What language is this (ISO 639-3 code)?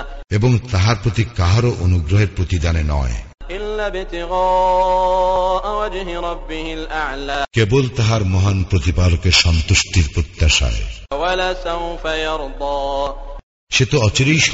ben